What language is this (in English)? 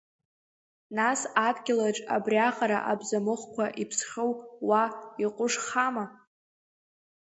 Abkhazian